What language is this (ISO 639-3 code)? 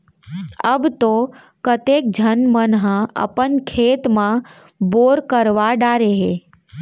hne